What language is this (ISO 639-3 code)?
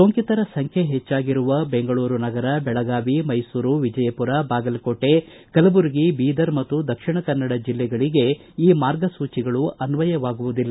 kan